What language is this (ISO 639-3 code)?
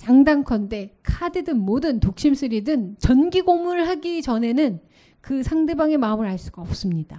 kor